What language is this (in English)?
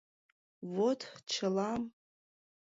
Mari